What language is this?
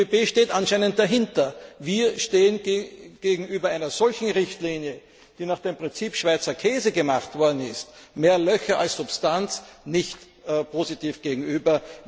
German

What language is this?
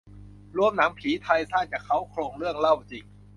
Thai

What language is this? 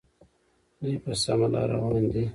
Pashto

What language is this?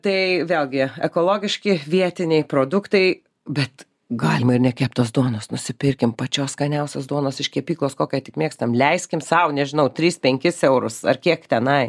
Lithuanian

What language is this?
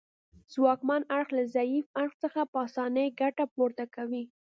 Pashto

